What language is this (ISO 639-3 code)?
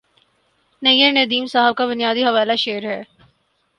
urd